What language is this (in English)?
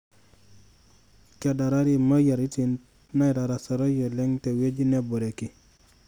Masai